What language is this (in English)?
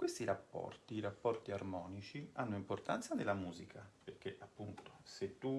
Italian